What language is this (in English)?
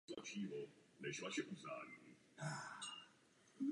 Czech